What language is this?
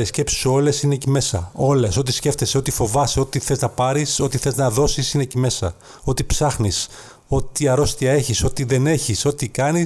Greek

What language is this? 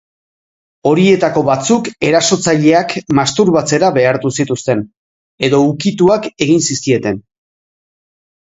Basque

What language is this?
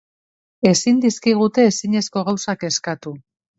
Basque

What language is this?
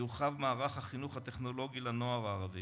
Hebrew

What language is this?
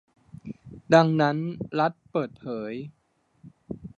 Thai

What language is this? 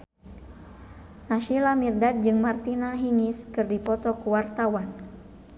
Sundanese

